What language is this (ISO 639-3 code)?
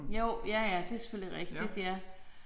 dan